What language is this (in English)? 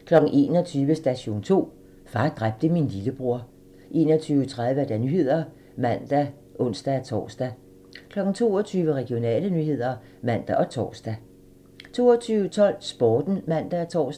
Danish